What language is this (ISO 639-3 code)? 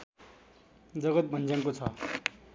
nep